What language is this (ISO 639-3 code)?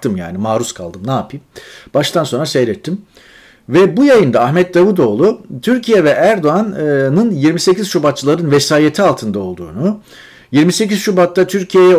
tur